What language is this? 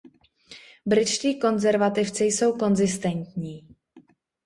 Czech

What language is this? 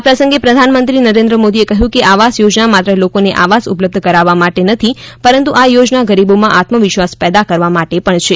Gujarati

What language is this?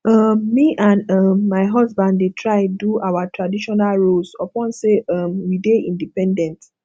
Nigerian Pidgin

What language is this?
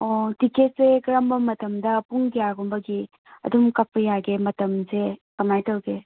Manipuri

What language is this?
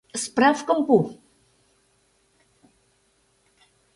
Mari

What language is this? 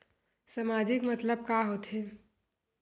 Chhattisgarhi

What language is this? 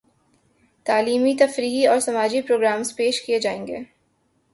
Urdu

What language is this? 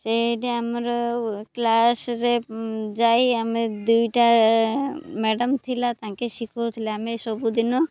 Odia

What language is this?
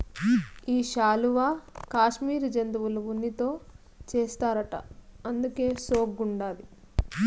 Telugu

